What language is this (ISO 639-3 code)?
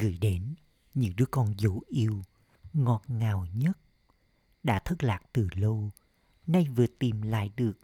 vie